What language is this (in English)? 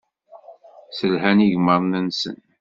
Kabyle